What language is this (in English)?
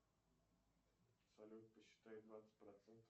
Russian